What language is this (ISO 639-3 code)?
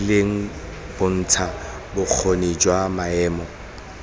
tsn